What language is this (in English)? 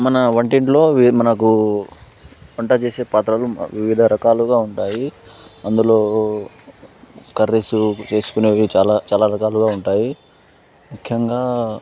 Telugu